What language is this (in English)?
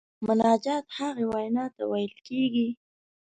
Pashto